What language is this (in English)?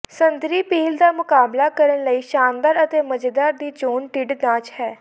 Punjabi